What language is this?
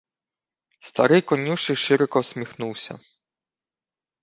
Ukrainian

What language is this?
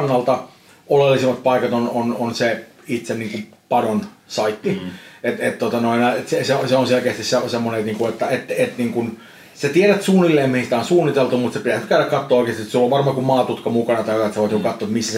Finnish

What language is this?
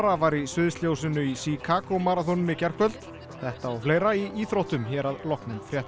Icelandic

